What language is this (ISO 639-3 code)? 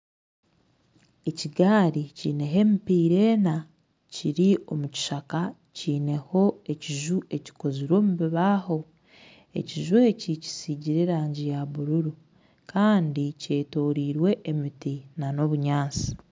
nyn